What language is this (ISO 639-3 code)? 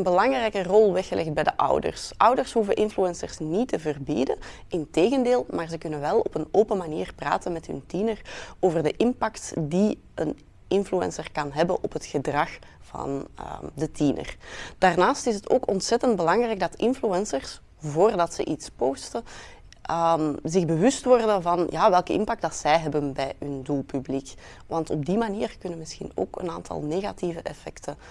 nld